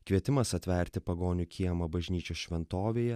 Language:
Lithuanian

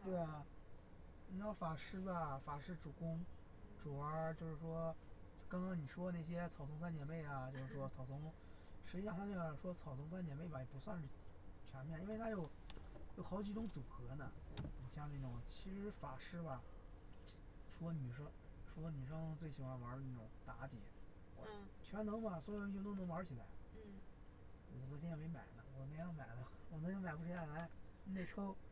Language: Chinese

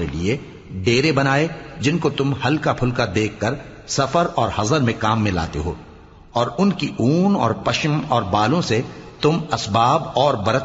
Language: Urdu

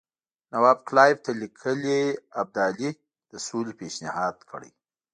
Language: Pashto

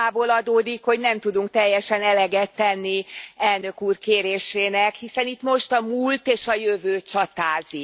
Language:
Hungarian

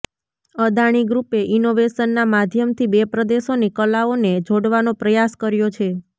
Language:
Gujarati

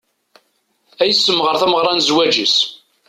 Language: Kabyle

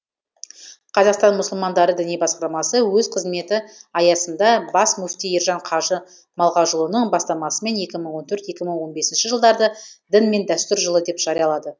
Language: Kazakh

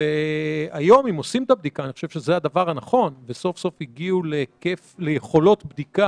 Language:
Hebrew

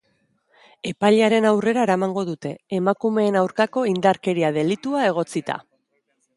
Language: Basque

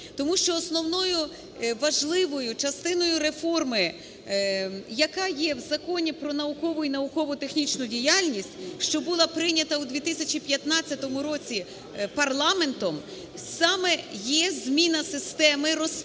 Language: Ukrainian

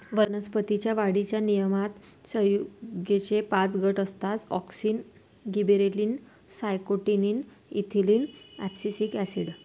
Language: Marathi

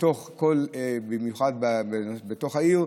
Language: Hebrew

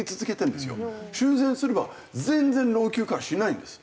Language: Japanese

